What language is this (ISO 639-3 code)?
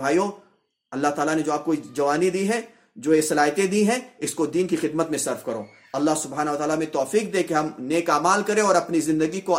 urd